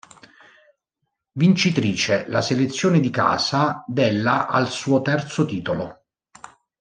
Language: Italian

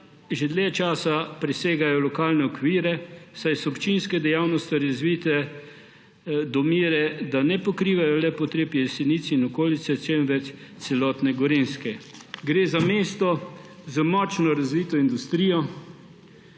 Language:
Slovenian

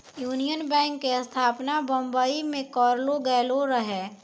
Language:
Maithili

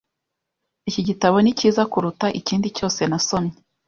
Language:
Kinyarwanda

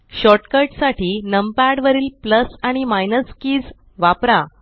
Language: Marathi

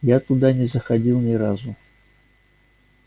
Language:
Russian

